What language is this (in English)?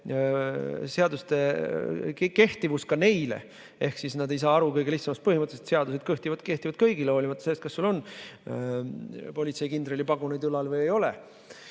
Estonian